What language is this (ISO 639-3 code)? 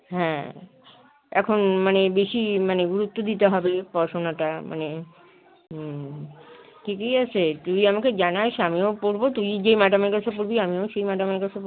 ben